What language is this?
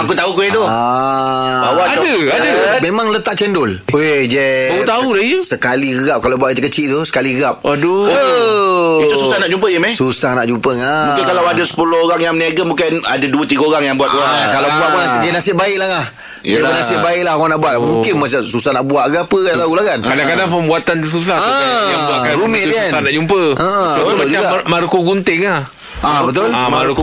Malay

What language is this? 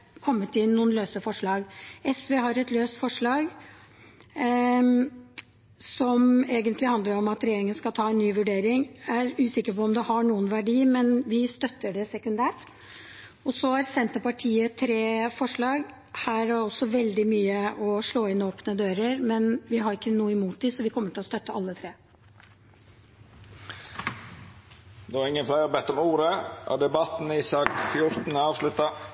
Norwegian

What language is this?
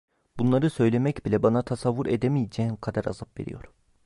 Turkish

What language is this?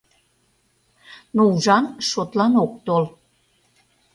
Mari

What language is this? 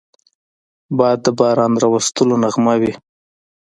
Pashto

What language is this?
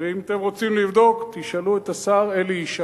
Hebrew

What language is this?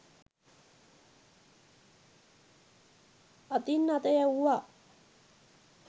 Sinhala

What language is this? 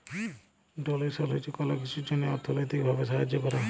Bangla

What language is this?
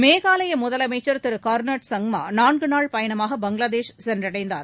Tamil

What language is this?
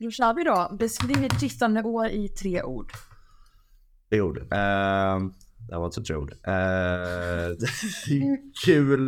Swedish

